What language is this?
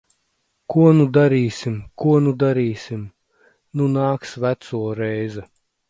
Latvian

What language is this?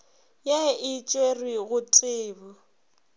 Northern Sotho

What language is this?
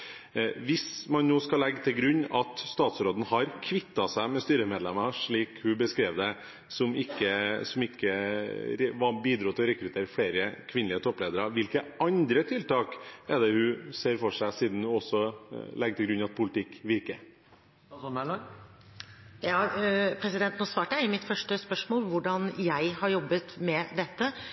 Norwegian Bokmål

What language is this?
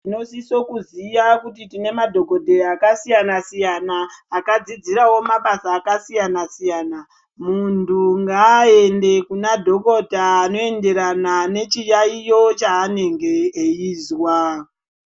Ndau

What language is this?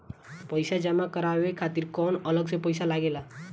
Bhojpuri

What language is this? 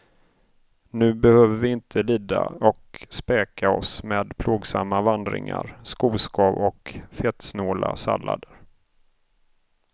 Swedish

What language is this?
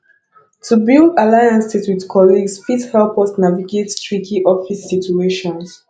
Nigerian Pidgin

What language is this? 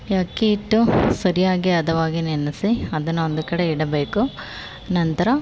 Kannada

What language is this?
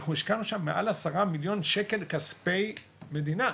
Hebrew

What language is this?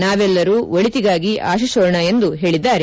Kannada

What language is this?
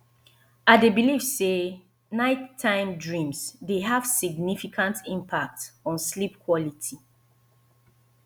Nigerian Pidgin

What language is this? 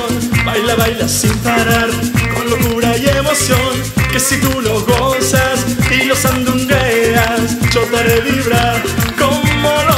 Spanish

